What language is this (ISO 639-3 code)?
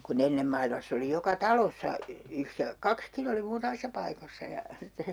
fin